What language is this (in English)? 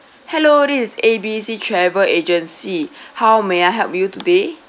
English